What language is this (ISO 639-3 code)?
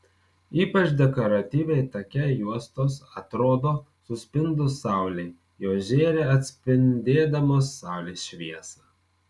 lit